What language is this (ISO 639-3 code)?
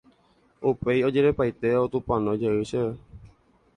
grn